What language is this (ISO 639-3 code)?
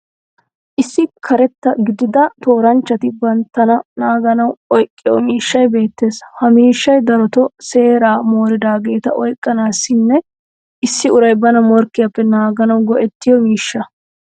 wal